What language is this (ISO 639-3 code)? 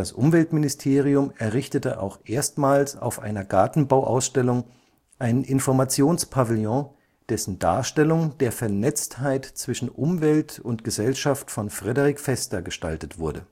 deu